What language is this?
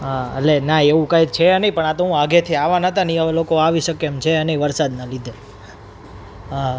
Gujarati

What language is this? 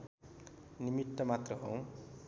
Nepali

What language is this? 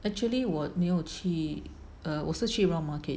English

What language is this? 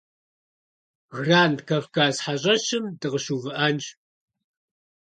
Kabardian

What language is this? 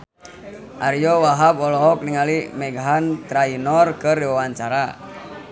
Sundanese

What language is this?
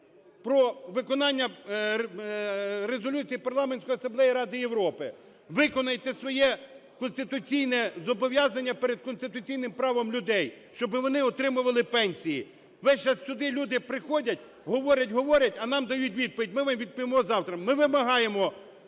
Ukrainian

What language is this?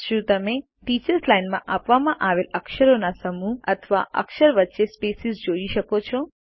Gujarati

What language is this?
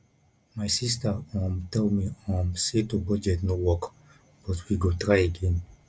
Nigerian Pidgin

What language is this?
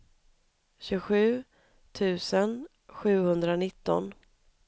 Swedish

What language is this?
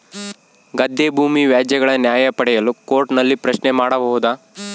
Kannada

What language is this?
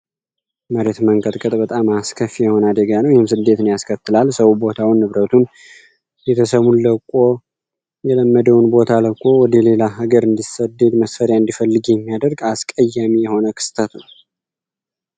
Amharic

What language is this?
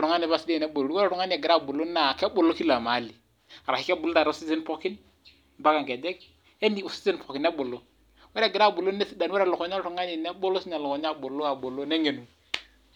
Masai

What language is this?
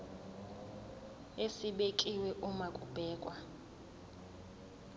Zulu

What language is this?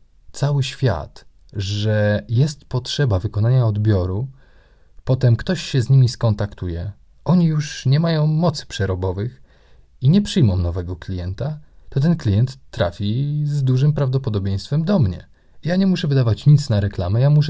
Polish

